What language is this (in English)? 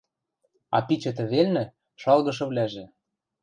Western Mari